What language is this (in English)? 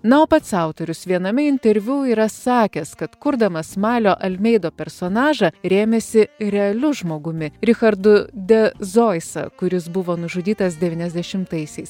Lithuanian